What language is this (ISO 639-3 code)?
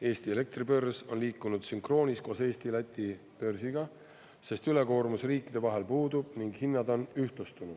est